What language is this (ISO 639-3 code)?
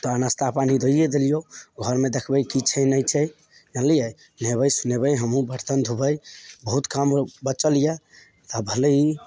mai